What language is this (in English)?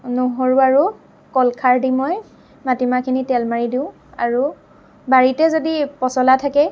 Assamese